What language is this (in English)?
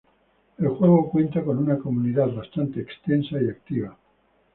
Spanish